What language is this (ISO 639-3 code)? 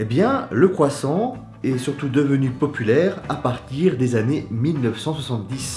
fra